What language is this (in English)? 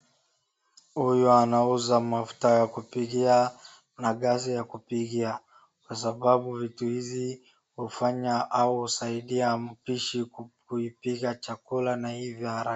Swahili